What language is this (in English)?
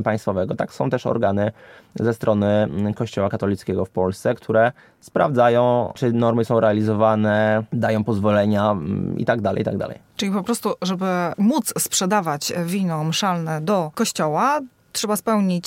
Polish